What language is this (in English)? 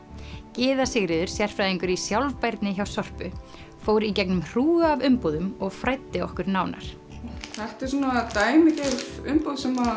Icelandic